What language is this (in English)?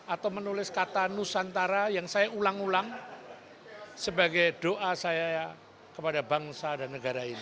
Indonesian